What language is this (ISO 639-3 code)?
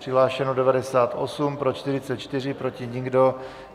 ces